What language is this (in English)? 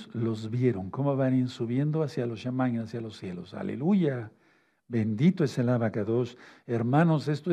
Spanish